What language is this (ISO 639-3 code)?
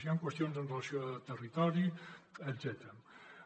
cat